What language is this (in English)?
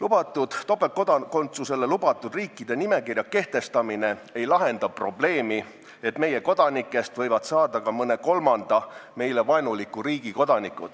Estonian